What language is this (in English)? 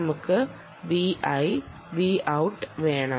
Malayalam